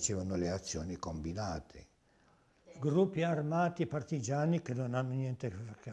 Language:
Italian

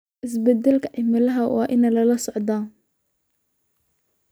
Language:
Somali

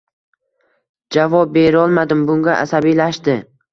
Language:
Uzbek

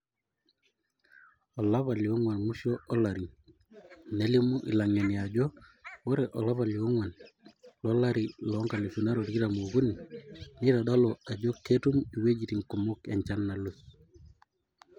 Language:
Masai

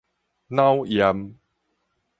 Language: Min Nan Chinese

